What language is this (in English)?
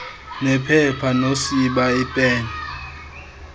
Xhosa